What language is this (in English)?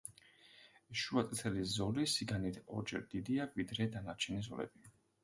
Georgian